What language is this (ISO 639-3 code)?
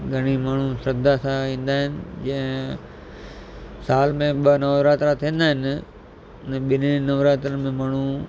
snd